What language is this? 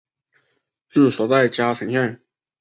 Chinese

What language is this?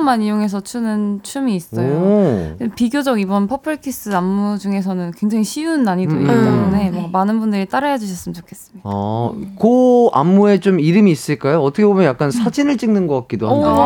Korean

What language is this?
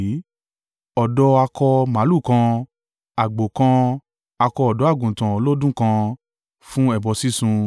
Yoruba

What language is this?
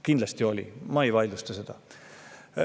Estonian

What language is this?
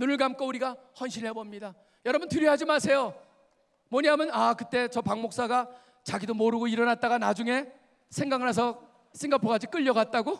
Korean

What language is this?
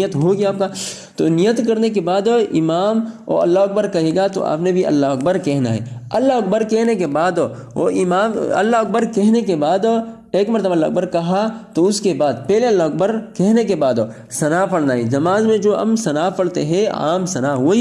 Urdu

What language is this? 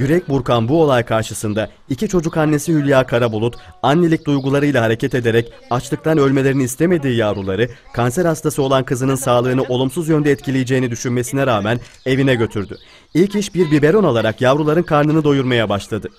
Turkish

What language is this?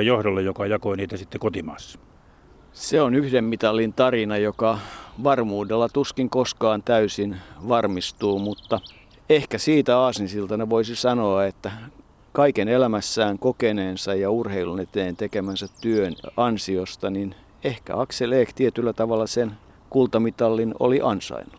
Finnish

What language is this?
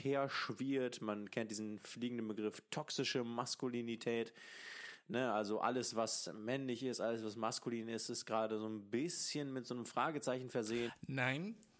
German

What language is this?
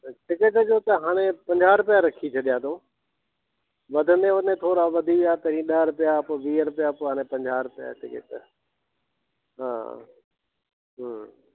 Sindhi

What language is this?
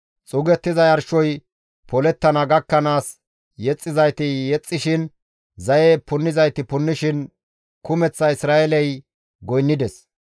Gamo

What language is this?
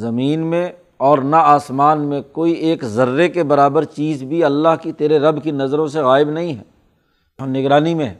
Urdu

